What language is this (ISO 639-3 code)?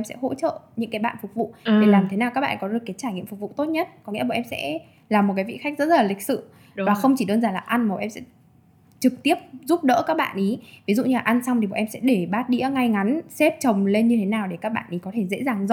vie